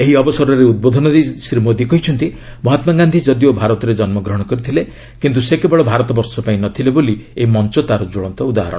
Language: Odia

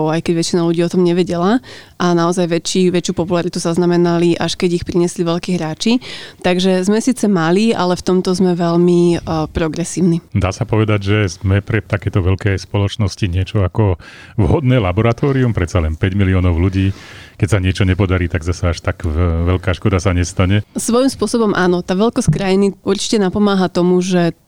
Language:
Slovak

